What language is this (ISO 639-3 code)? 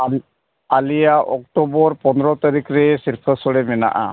sat